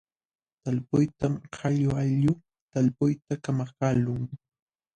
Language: Jauja Wanca Quechua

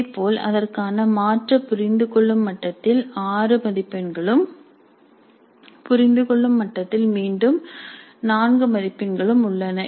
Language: Tamil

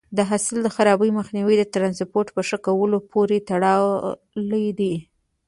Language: Pashto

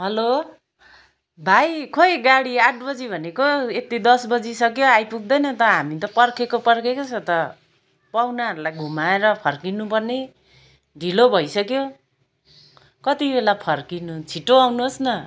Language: Nepali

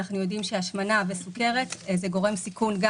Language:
Hebrew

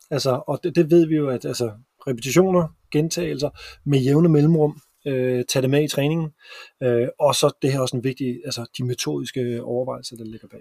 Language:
Danish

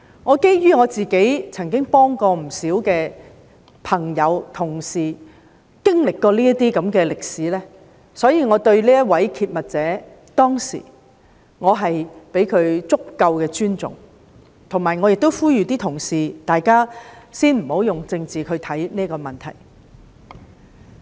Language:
Cantonese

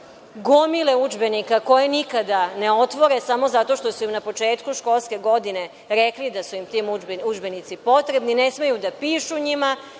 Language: Serbian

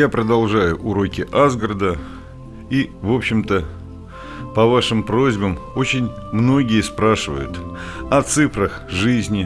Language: Russian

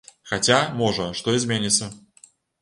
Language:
Belarusian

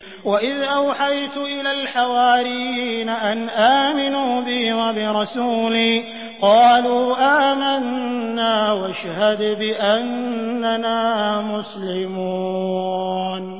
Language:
Arabic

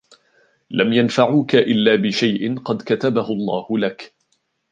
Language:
Arabic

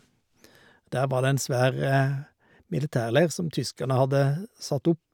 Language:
Norwegian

